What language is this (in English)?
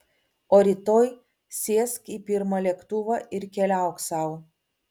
Lithuanian